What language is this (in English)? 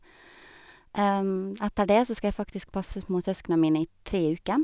Norwegian